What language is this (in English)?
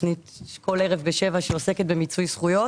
Hebrew